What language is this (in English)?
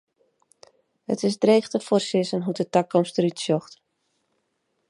Western Frisian